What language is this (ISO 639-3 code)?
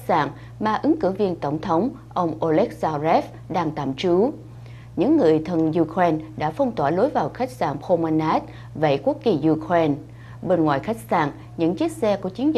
vie